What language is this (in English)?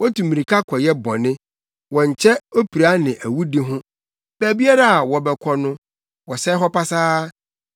Akan